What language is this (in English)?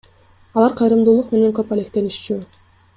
Kyrgyz